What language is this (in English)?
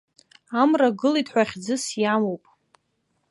Abkhazian